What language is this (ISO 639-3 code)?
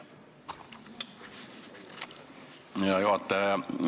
est